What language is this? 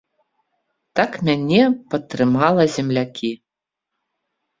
Belarusian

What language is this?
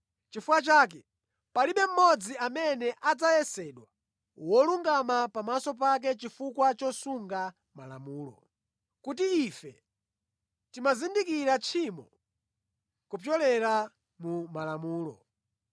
Nyanja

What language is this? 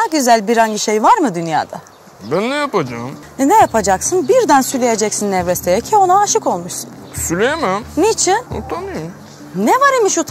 Turkish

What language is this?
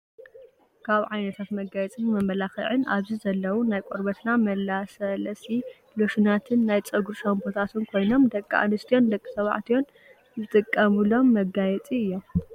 Tigrinya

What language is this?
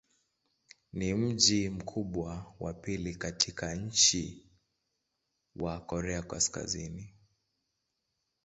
Swahili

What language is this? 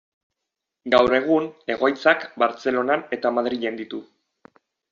Basque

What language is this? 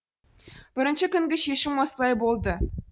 Kazakh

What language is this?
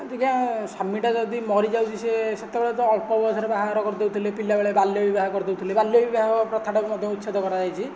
Odia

